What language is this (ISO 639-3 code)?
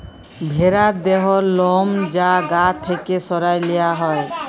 ben